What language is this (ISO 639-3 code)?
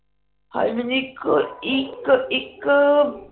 pan